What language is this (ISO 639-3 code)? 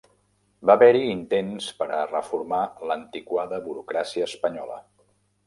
cat